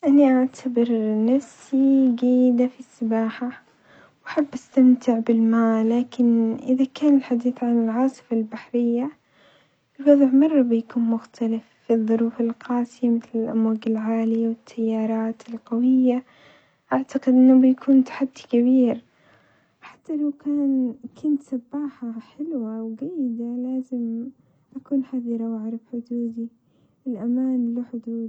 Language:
Omani Arabic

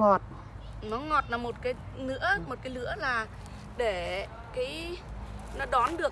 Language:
Vietnamese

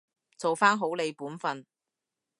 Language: Cantonese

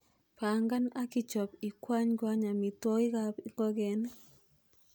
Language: Kalenjin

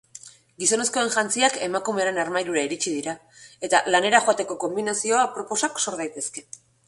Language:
Basque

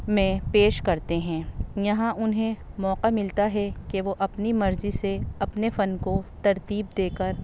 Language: Urdu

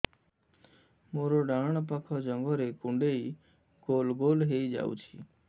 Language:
Odia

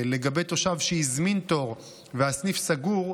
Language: Hebrew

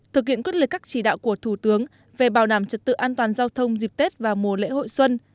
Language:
Vietnamese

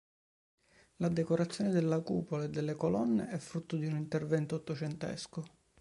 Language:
Italian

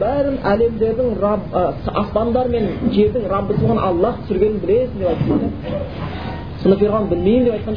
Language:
Bulgarian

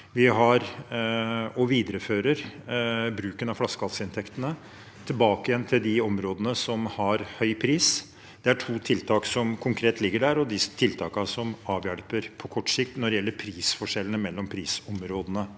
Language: Norwegian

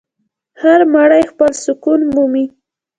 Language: Pashto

